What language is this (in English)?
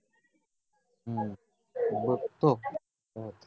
Marathi